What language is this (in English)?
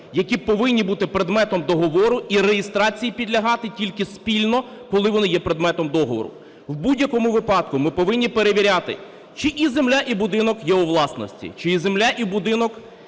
Ukrainian